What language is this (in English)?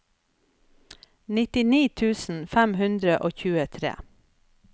Norwegian